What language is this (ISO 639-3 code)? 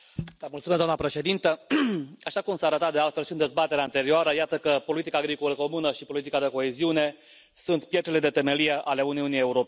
ron